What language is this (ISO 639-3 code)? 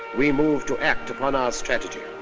eng